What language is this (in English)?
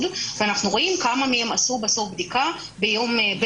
Hebrew